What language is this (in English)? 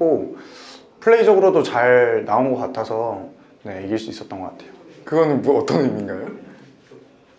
Korean